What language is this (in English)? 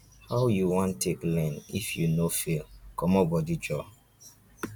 Nigerian Pidgin